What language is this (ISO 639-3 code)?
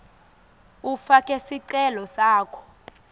ssw